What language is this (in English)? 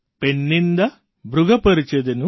Gujarati